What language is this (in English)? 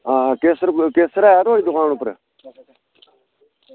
Dogri